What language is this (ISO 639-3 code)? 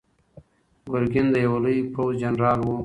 pus